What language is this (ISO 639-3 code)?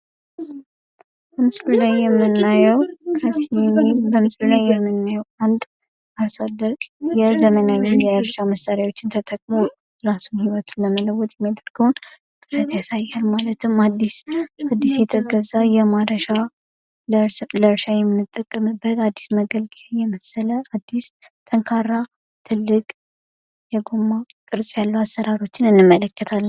amh